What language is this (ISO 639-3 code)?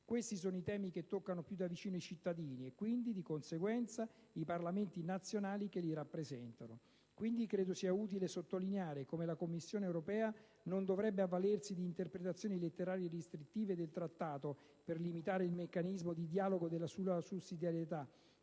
ita